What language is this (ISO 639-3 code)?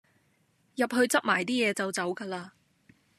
yue